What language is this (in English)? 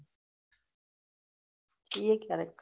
Gujarati